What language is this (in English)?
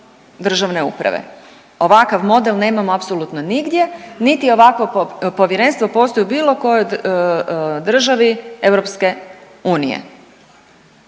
Croatian